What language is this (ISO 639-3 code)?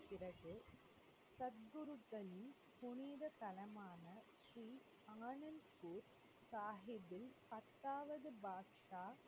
tam